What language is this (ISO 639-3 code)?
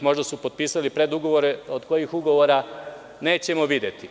srp